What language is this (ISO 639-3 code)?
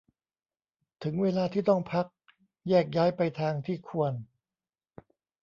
tha